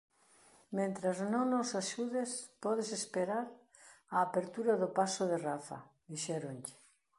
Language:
Galician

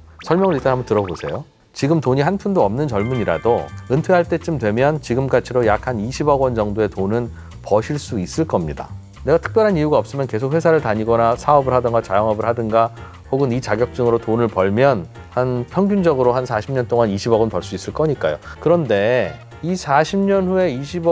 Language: Korean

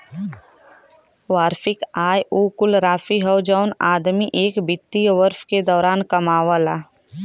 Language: Bhojpuri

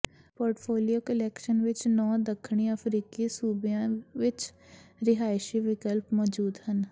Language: Punjabi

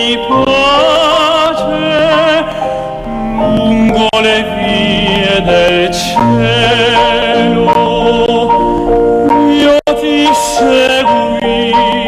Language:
Romanian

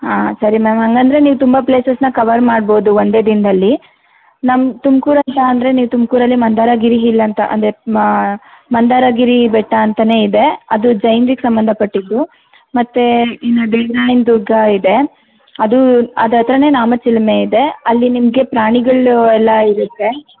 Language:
Kannada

